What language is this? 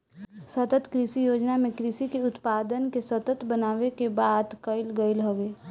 Bhojpuri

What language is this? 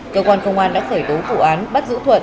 Vietnamese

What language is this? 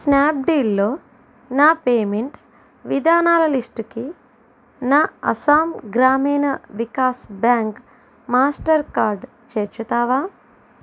Telugu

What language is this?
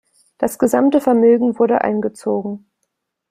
German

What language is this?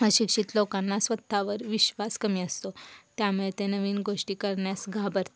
Marathi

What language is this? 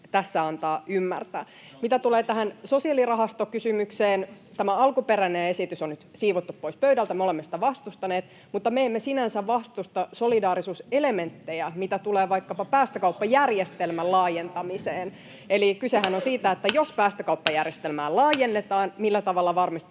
Finnish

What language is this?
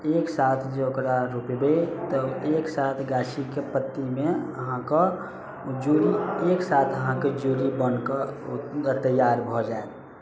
Maithili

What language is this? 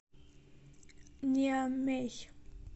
Russian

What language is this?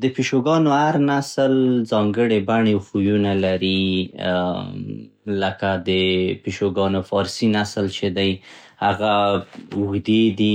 Central Pashto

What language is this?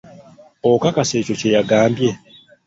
Ganda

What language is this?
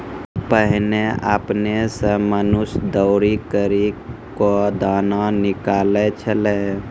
Maithili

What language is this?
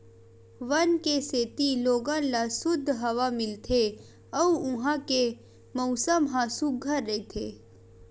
Chhattisgarhi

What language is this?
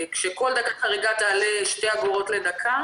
Hebrew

